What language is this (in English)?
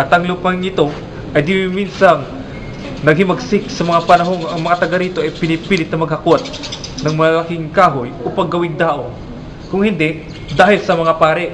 Filipino